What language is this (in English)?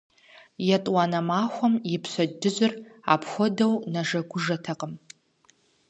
Kabardian